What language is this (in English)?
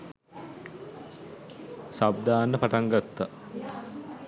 Sinhala